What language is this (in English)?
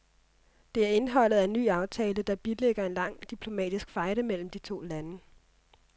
Danish